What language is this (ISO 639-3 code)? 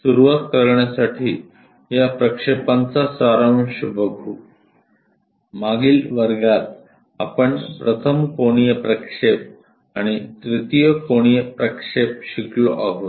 mar